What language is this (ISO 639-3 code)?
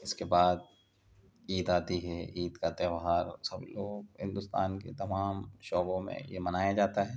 urd